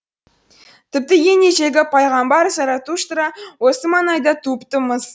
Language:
Kazakh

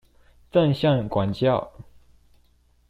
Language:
Chinese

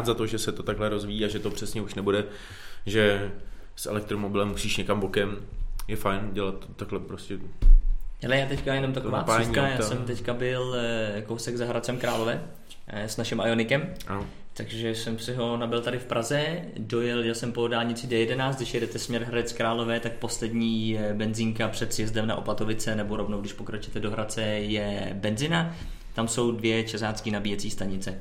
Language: Czech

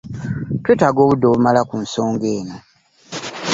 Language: Ganda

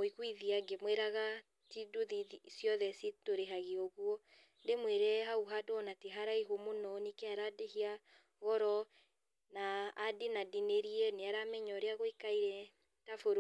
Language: Kikuyu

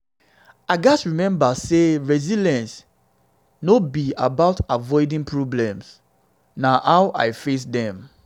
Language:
Nigerian Pidgin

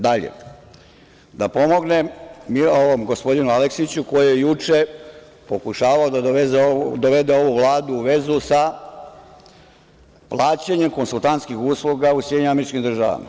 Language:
Serbian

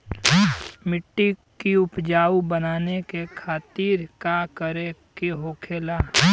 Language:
Bhojpuri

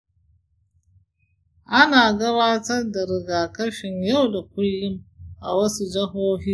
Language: Hausa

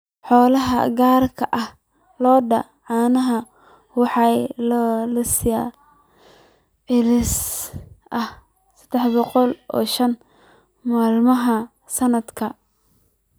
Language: Somali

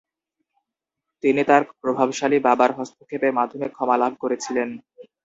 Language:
Bangla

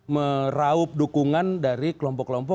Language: Indonesian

